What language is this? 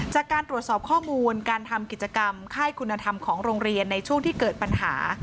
Thai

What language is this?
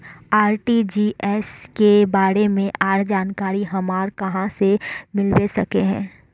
Magahi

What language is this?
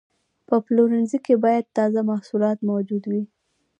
Pashto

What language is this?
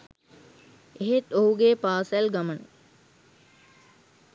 Sinhala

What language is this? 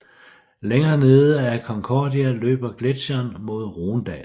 Danish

